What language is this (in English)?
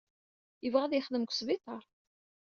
Kabyle